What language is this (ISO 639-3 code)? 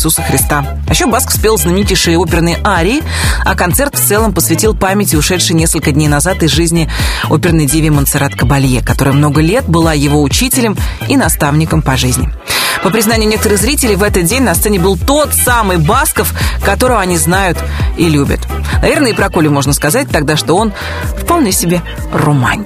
rus